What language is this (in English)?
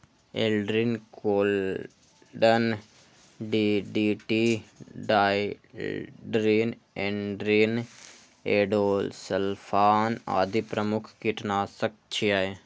Maithili